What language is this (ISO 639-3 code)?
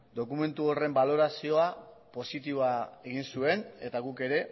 eus